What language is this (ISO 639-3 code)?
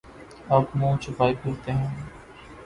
urd